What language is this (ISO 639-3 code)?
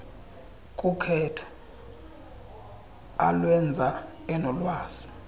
xho